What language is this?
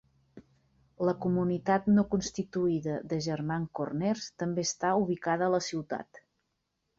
Catalan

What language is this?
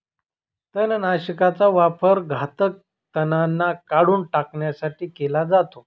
Marathi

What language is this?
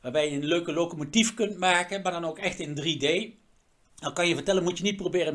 Dutch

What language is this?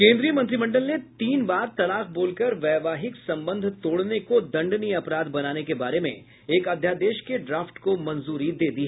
Hindi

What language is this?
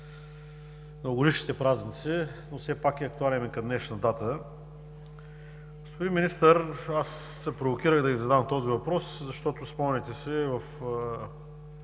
Bulgarian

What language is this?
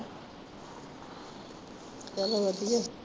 Punjabi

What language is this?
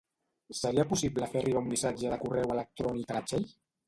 Catalan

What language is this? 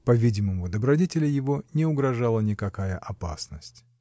Russian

